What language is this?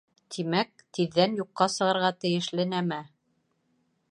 Bashkir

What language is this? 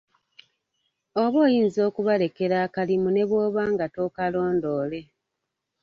Ganda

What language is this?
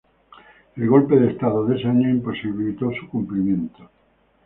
Spanish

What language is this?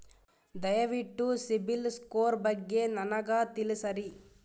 Kannada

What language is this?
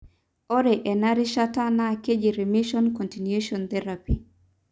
Masai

